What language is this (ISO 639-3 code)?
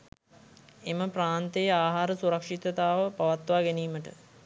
sin